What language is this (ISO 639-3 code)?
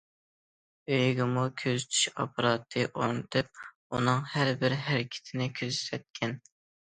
uig